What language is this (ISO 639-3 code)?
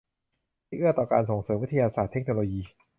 tha